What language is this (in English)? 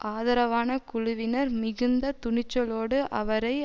Tamil